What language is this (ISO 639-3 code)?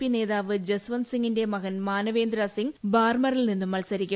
mal